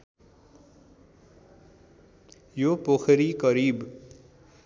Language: Nepali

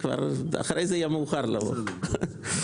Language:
Hebrew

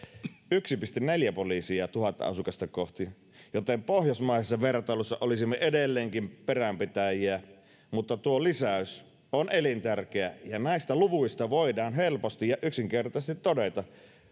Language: Finnish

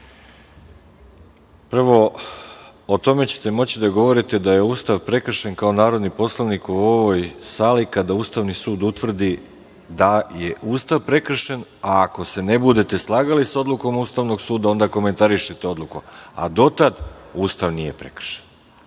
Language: Serbian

